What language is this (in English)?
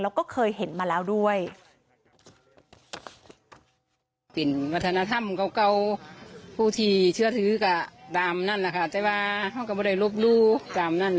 Thai